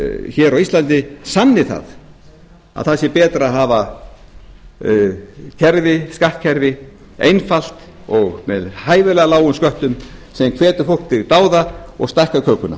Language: Icelandic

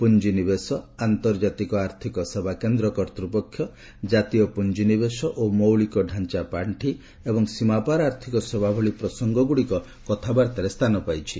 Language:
Odia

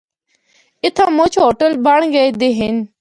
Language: Northern Hindko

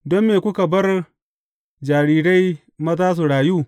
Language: Hausa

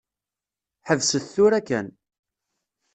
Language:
Kabyle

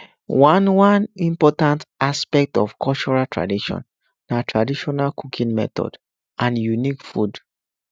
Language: Nigerian Pidgin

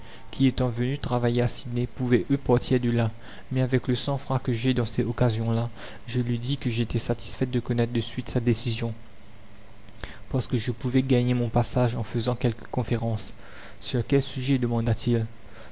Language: French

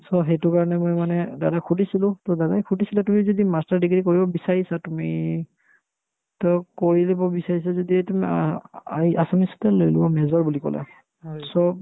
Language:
Assamese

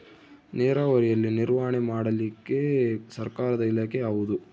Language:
Kannada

